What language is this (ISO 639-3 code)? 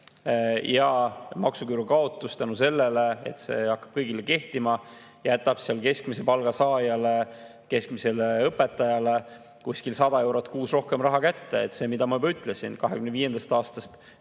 est